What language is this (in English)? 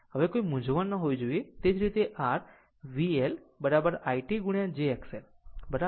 Gujarati